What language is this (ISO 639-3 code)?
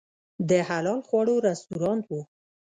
pus